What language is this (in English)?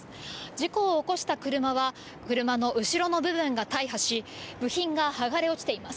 Japanese